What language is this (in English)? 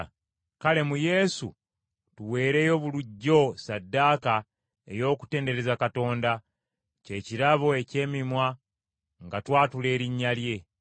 Ganda